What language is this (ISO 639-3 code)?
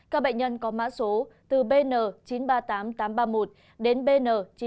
vie